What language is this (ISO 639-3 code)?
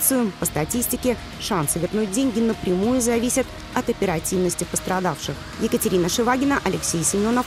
rus